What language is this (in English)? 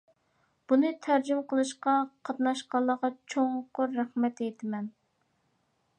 Uyghur